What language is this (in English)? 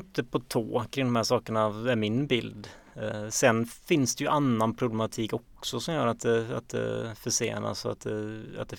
Swedish